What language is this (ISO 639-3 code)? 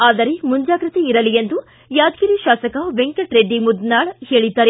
kan